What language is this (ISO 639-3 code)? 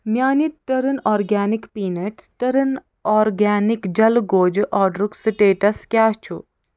kas